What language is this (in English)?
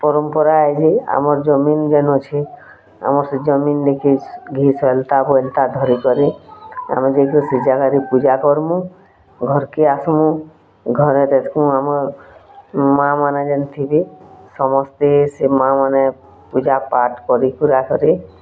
Odia